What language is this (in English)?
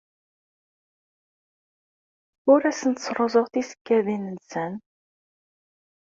Kabyle